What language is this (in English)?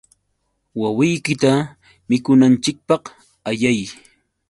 Yauyos Quechua